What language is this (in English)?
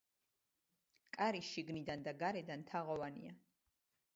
Georgian